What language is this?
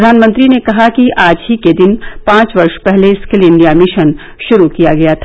Hindi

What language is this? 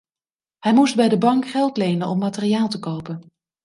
Dutch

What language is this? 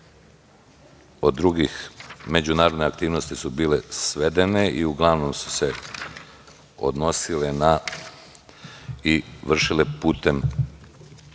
Serbian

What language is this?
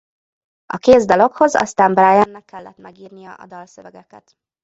Hungarian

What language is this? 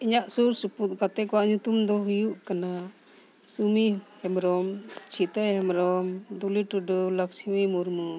Santali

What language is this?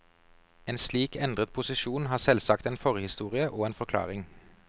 Norwegian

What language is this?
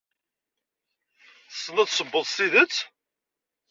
Kabyle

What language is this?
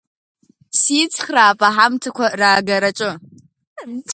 Abkhazian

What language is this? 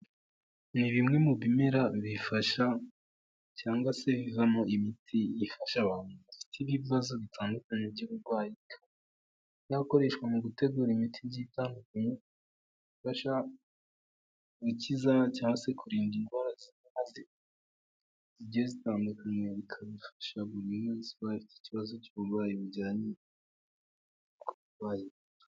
Kinyarwanda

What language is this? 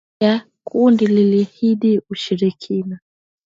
Swahili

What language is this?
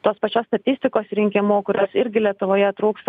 Lithuanian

